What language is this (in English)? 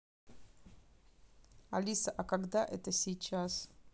Russian